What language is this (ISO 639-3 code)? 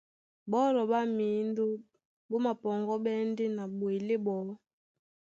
dua